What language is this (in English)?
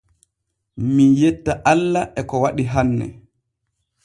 Borgu Fulfulde